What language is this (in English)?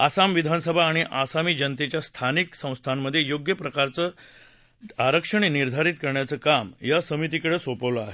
Marathi